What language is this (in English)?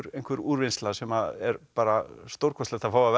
Icelandic